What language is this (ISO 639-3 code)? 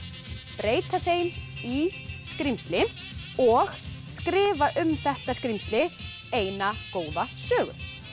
isl